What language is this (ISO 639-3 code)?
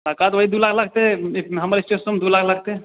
mai